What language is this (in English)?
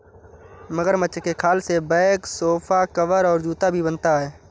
Hindi